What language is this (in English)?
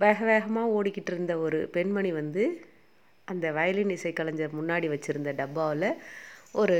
Tamil